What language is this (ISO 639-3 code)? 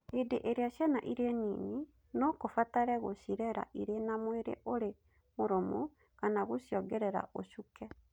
kik